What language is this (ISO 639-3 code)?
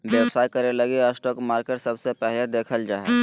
mag